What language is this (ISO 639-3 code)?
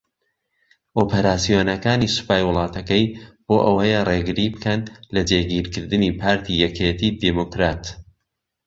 ckb